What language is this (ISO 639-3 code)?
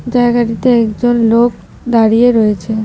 ben